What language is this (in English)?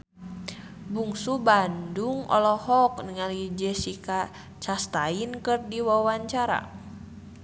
Sundanese